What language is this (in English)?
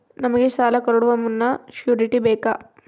Kannada